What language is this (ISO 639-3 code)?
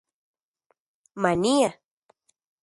ncx